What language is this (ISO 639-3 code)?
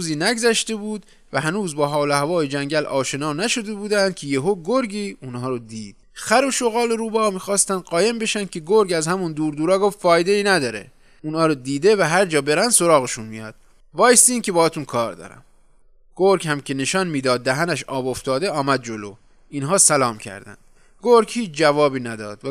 fas